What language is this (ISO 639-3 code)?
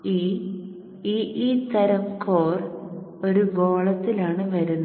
mal